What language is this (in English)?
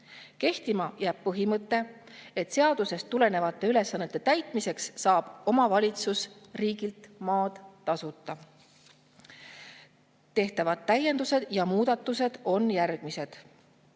Estonian